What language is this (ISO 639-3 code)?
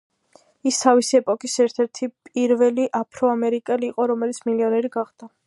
kat